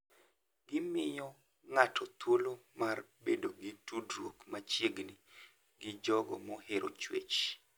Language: Luo (Kenya and Tanzania)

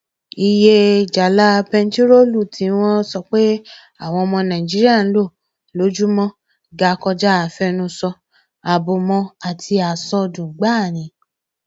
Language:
Yoruba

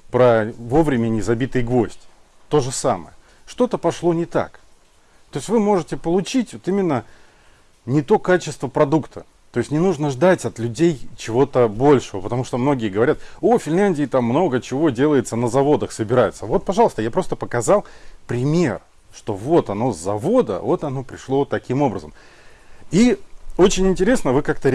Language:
Russian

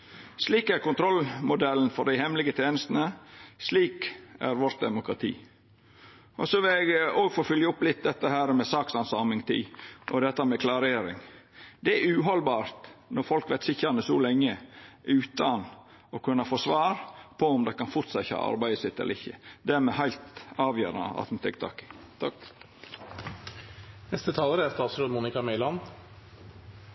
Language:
Norwegian Nynorsk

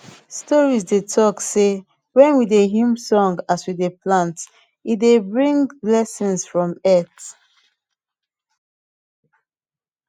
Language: Nigerian Pidgin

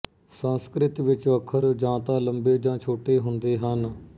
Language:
Punjabi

